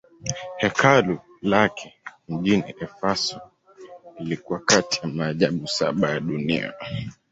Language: Swahili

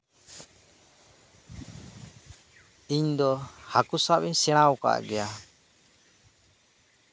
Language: Santali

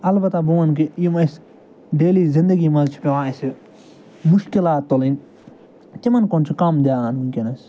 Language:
Kashmiri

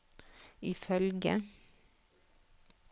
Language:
Norwegian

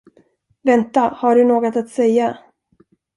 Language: Swedish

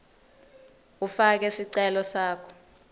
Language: Swati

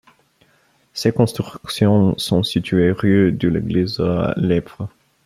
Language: French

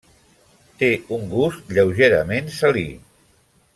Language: Catalan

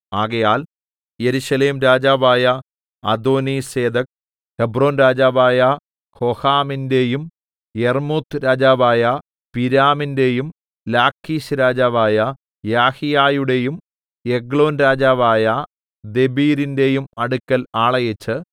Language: Malayalam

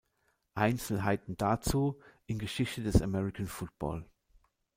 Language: German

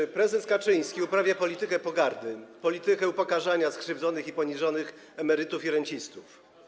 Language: Polish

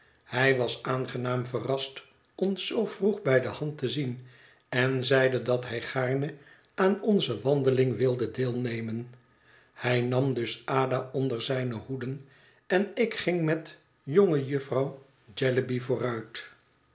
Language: Dutch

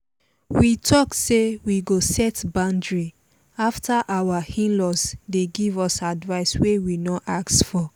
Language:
Nigerian Pidgin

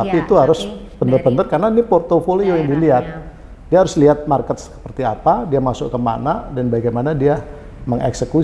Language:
Indonesian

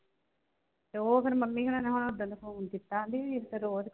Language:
Punjabi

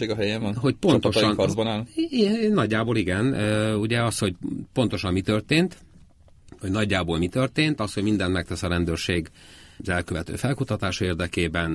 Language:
Hungarian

